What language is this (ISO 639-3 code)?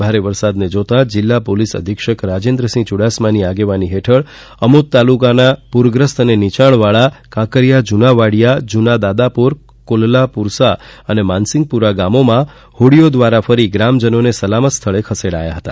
guj